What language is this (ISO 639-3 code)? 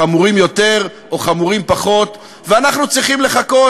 heb